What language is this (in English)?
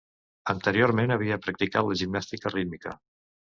Catalan